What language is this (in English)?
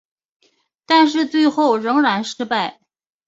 Chinese